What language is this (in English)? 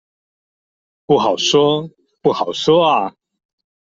Chinese